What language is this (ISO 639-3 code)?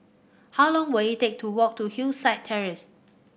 eng